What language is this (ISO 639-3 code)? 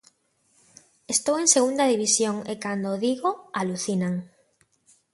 glg